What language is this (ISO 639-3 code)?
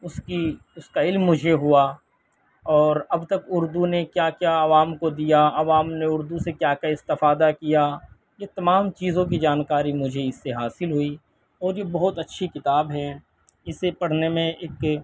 urd